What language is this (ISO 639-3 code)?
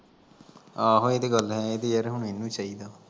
pan